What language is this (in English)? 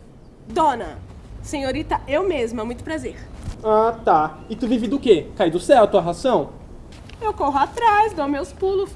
Portuguese